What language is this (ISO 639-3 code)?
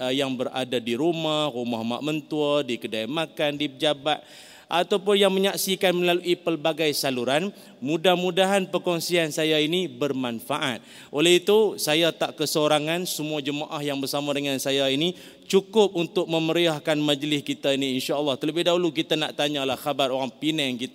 msa